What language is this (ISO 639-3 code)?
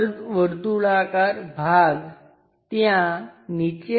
guj